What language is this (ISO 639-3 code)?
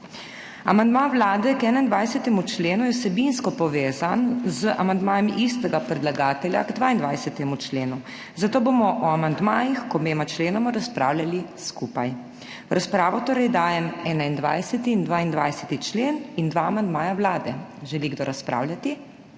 slv